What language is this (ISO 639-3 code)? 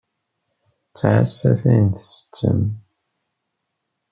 kab